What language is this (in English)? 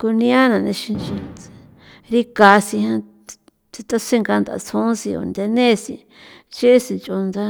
San Felipe Otlaltepec Popoloca